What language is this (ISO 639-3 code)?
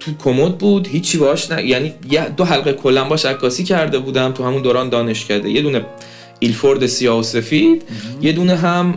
fas